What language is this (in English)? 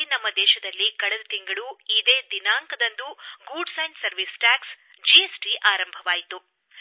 Kannada